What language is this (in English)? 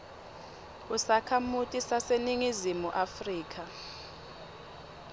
Swati